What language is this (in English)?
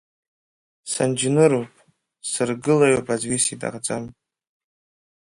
Abkhazian